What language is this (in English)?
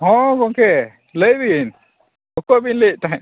Santali